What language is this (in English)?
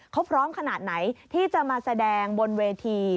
Thai